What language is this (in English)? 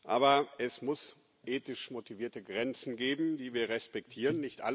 German